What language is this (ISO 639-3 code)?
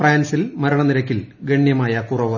mal